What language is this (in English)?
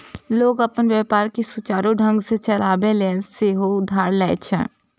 Maithili